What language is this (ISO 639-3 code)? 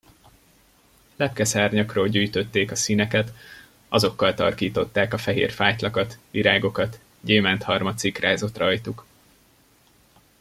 hun